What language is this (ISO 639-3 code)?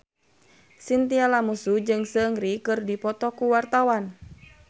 sun